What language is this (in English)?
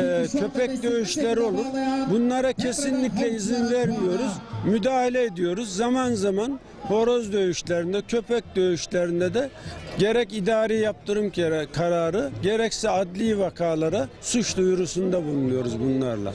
Turkish